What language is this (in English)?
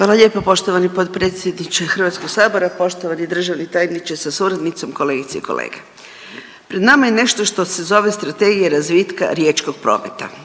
Croatian